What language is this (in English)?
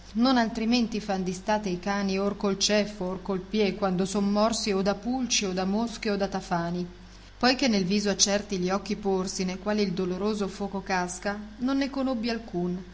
Italian